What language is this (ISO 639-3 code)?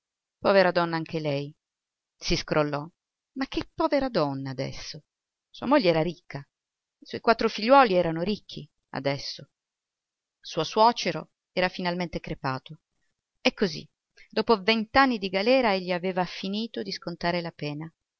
ita